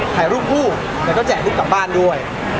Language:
Thai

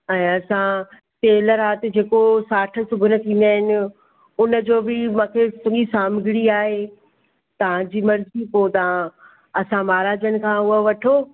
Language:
Sindhi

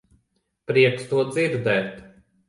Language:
Latvian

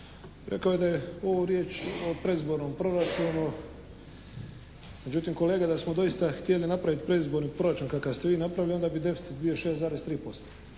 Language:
Croatian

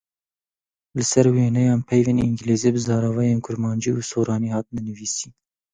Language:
Kurdish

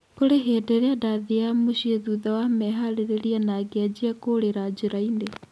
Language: Kikuyu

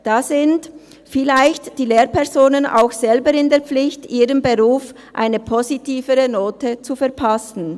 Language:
Swiss German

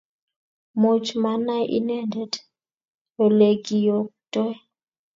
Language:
Kalenjin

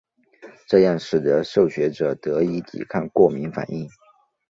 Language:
Chinese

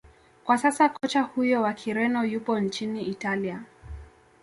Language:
Swahili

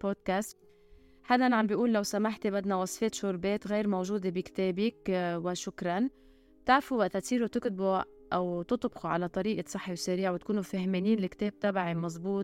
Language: Arabic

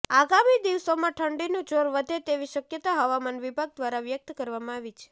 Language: Gujarati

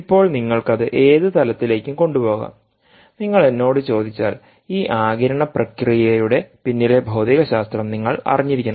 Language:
Malayalam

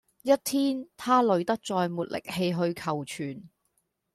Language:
Cantonese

